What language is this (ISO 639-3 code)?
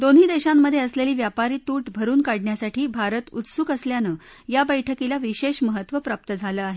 mar